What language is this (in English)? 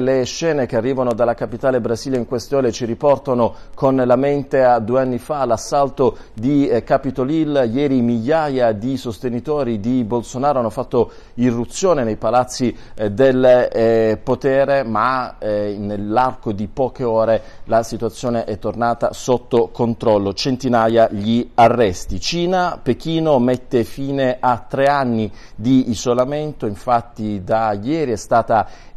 Italian